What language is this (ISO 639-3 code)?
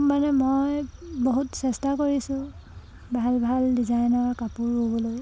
asm